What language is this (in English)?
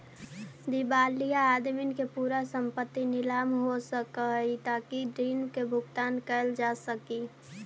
Magahi